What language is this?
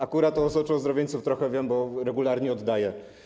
Polish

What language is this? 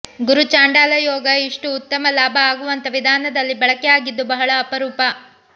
Kannada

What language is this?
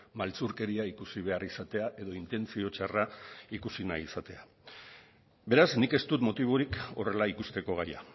Basque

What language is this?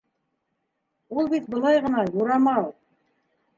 Bashkir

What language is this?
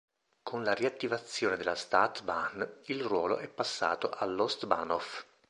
Italian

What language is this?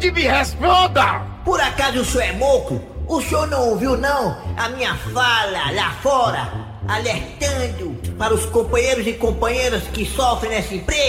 Portuguese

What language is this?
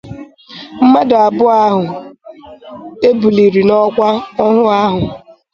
Igbo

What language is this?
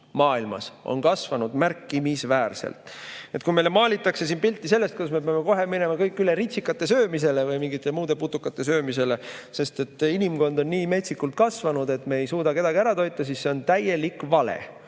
Estonian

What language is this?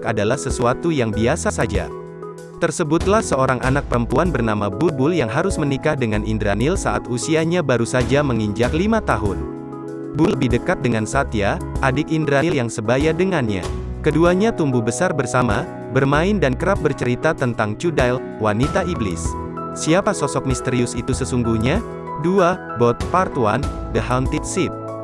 Indonesian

